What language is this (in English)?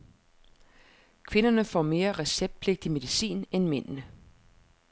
Danish